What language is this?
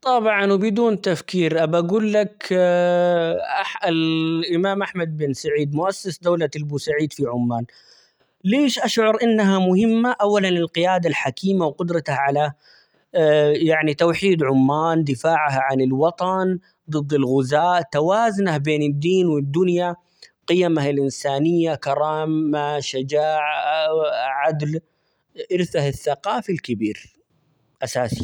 Omani Arabic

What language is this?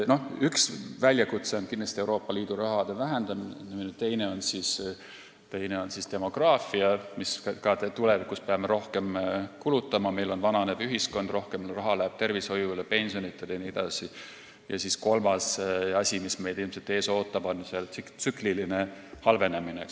Estonian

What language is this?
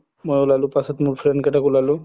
Assamese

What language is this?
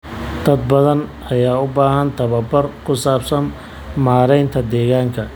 Somali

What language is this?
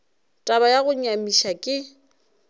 Northern Sotho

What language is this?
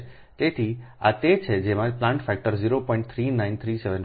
Gujarati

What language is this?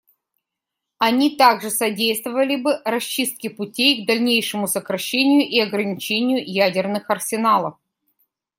Russian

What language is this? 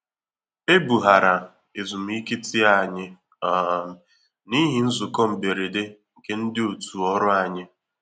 Igbo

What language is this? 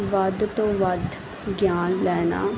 Punjabi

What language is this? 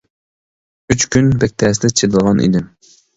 Uyghur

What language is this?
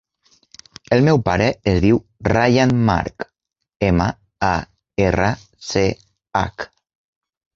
Catalan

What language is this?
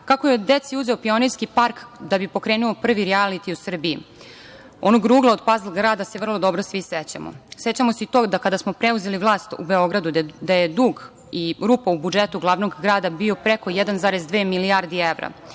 Serbian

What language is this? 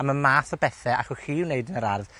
Welsh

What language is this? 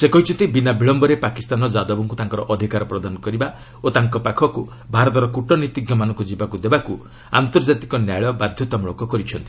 Odia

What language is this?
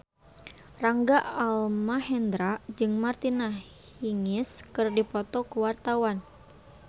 Sundanese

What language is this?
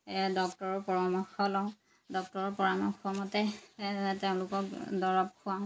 Assamese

